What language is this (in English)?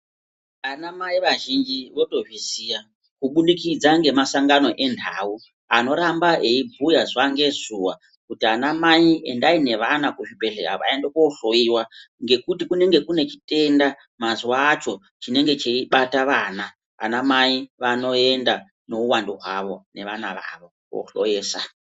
Ndau